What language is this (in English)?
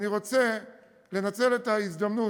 Hebrew